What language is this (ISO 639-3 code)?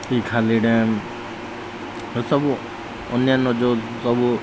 ori